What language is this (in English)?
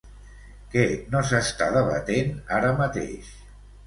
Catalan